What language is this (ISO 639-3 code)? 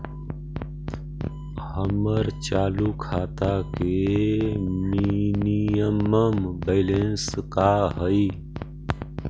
mag